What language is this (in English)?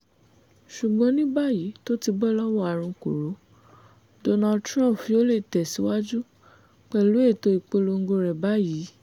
Yoruba